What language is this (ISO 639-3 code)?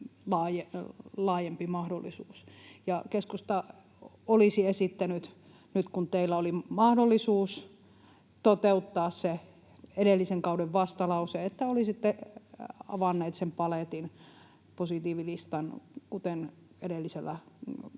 fin